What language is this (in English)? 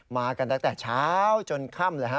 Thai